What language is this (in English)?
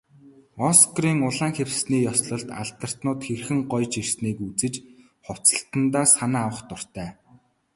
Mongolian